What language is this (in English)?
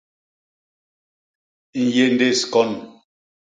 Basaa